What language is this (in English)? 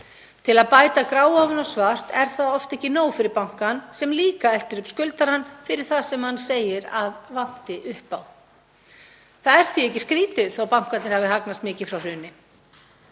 Icelandic